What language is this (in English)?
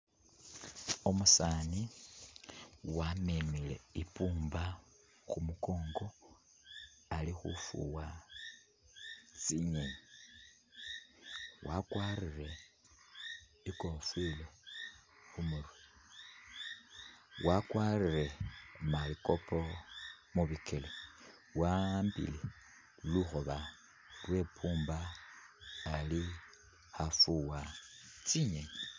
Masaaba